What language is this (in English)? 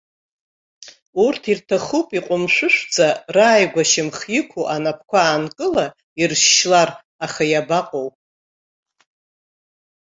Abkhazian